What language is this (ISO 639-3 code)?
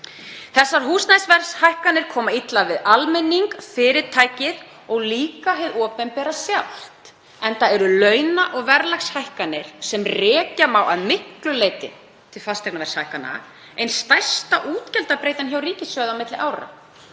isl